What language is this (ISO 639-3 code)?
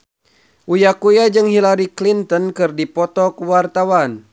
sun